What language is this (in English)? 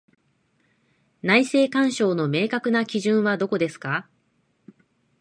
Japanese